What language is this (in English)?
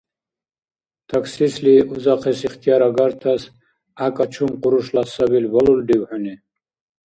Dargwa